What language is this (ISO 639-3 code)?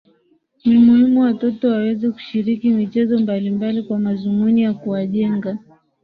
swa